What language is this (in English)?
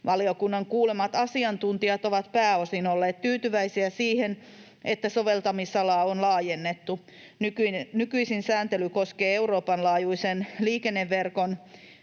Finnish